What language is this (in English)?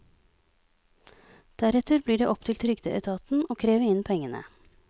Norwegian